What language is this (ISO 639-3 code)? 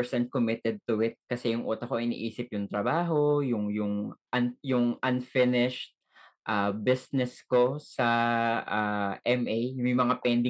fil